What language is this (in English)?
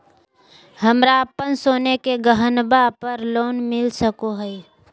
Magahi